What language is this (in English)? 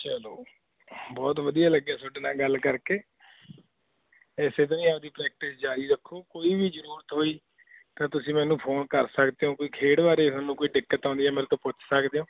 Punjabi